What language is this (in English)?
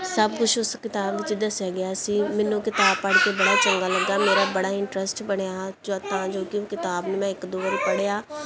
Punjabi